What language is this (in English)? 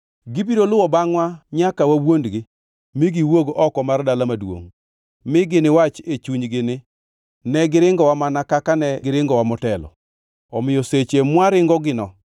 Luo (Kenya and Tanzania)